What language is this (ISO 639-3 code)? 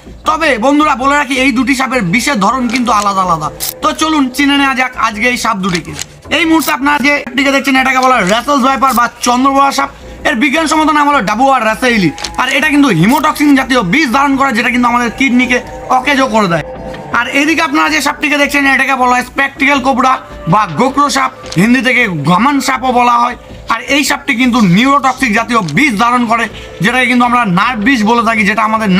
tur